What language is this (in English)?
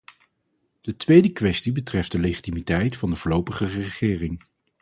Dutch